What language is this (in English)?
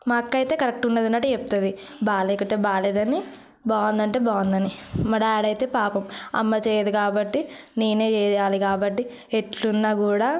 Telugu